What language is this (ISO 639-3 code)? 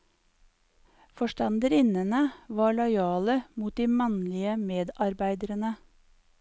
nor